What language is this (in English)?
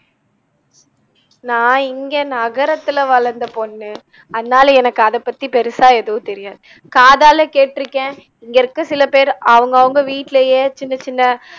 Tamil